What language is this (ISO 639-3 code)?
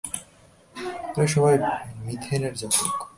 ben